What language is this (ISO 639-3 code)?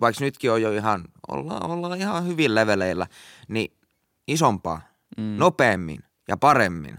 fin